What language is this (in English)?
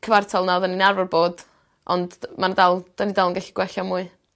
Welsh